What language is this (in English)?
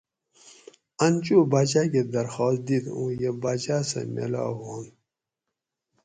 Gawri